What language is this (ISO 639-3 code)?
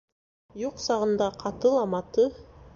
bak